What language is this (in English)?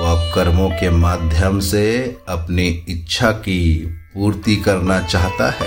Hindi